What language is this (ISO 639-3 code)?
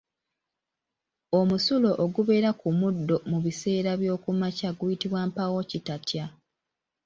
lug